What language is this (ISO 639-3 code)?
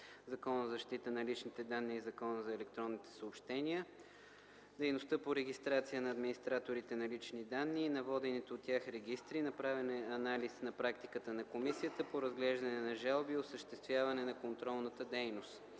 bul